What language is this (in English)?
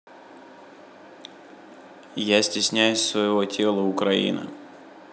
Russian